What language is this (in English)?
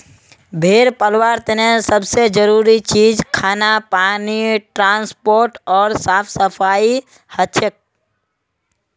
Magahi